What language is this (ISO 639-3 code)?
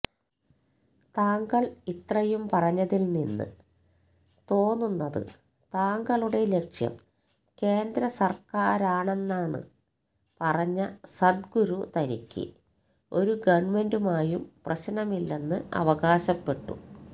mal